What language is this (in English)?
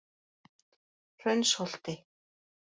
Icelandic